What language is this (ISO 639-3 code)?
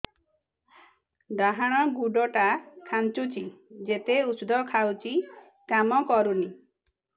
ori